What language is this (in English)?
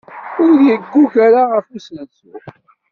Kabyle